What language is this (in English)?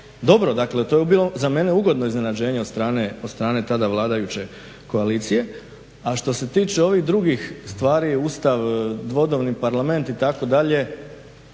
Croatian